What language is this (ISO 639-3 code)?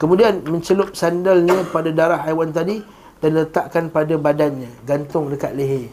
msa